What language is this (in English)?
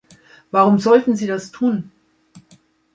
German